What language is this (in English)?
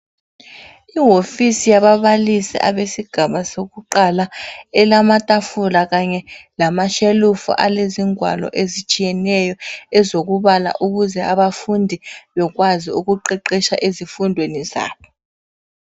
North Ndebele